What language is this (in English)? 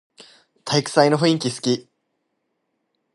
Japanese